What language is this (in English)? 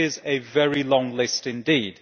English